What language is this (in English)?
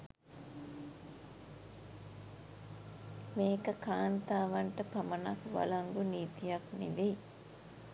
Sinhala